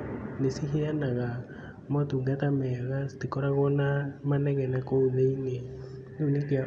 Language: Kikuyu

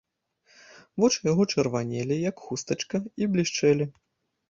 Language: Belarusian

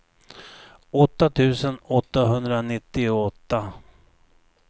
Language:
Swedish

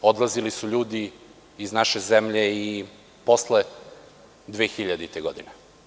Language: Serbian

